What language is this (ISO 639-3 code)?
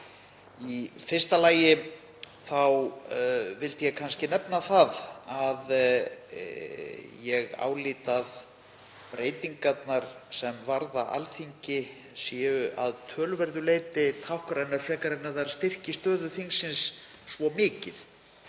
isl